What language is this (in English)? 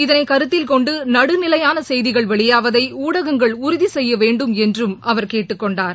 Tamil